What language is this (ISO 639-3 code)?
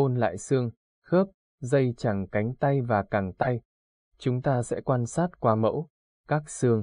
vie